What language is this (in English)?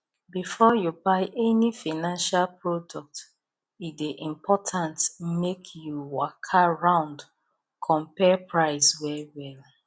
Nigerian Pidgin